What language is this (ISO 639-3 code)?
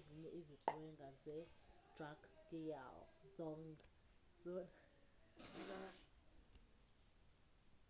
xho